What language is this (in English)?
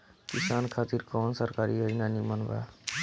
Bhojpuri